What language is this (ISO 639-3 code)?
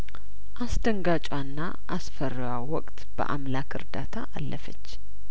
amh